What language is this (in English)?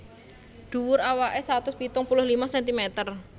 Javanese